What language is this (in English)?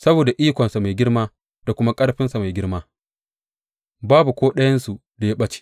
Hausa